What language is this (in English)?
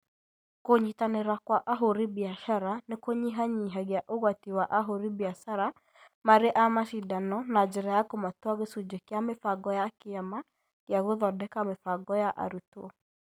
Kikuyu